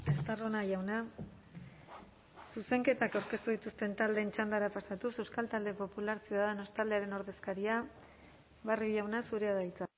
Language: Basque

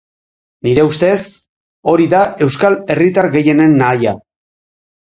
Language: Basque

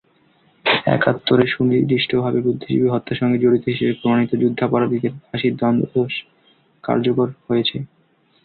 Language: Bangla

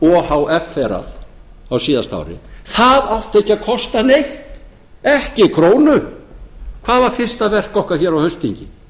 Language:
Icelandic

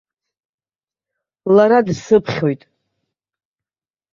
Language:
Abkhazian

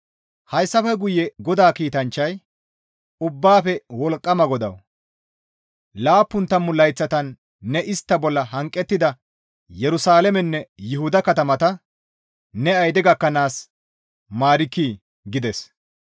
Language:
Gamo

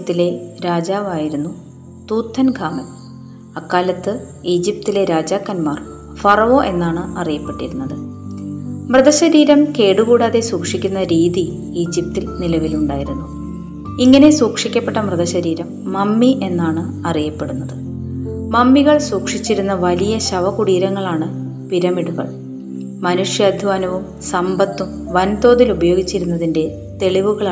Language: Malayalam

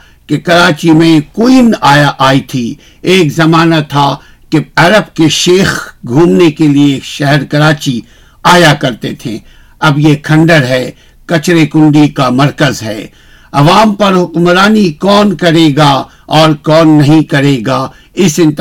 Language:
Urdu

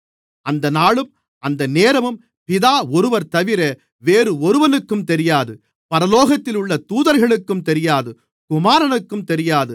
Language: Tamil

